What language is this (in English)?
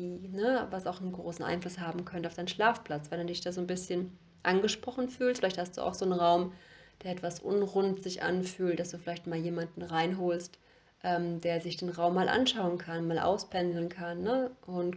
German